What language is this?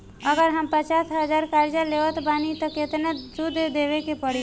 Bhojpuri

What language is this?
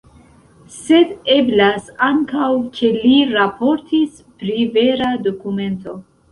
Esperanto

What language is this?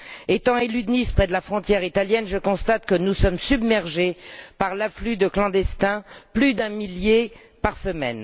French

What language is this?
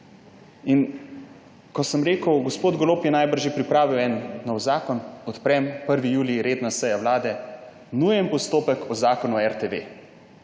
Slovenian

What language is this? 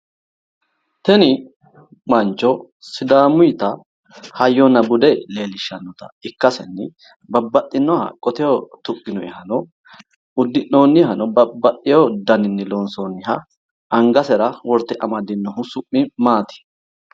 Sidamo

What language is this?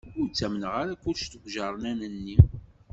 Kabyle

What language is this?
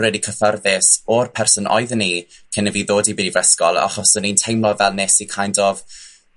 Welsh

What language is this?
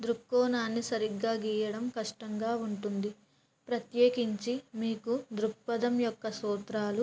Telugu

